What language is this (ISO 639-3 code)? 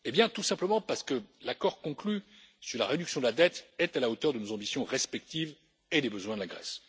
fra